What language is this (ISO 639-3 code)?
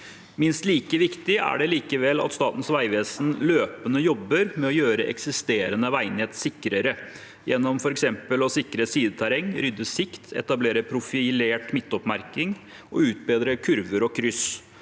nor